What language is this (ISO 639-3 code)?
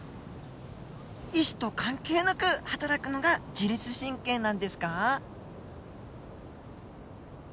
jpn